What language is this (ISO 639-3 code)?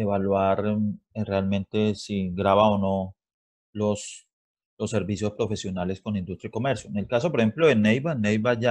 spa